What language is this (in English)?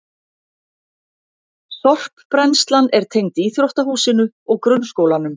Icelandic